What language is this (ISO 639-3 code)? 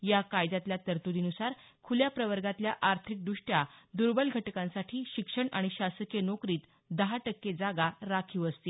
mar